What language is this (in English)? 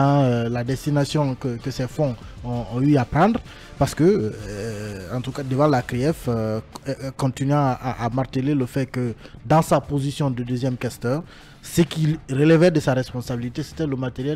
French